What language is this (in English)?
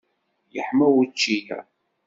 Kabyle